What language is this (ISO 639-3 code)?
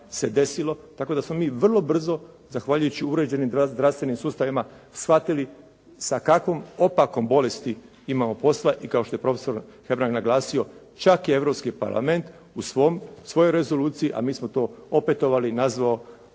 hrv